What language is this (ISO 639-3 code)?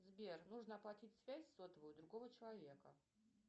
rus